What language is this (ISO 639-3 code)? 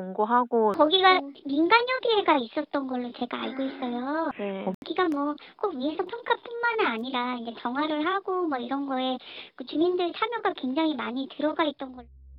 kor